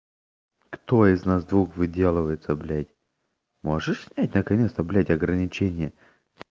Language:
Russian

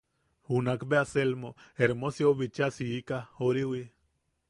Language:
Yaqui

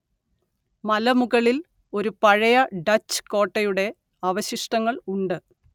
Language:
Malayalam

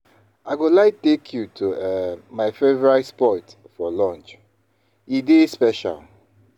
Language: Nigerian Pidgin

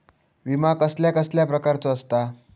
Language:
Marathi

